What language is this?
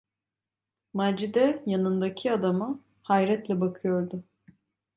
Turkish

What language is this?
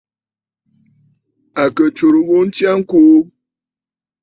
Bafut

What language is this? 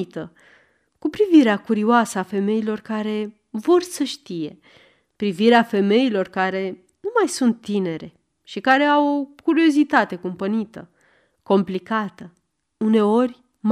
Romanian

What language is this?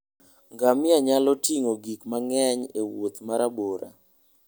Luo (Kenya and Tanzania)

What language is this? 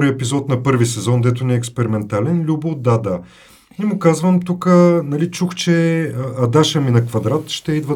Bulgarian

